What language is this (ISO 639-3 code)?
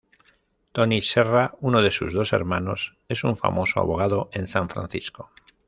spa